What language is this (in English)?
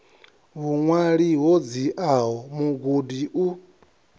Venda